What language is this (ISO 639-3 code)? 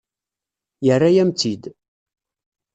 kab